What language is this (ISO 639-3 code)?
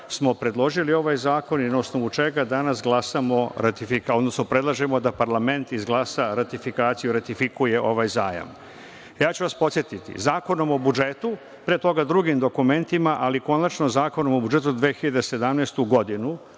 srp